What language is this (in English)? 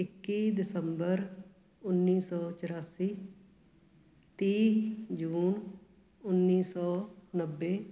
Punjabi